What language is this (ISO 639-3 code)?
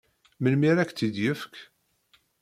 kab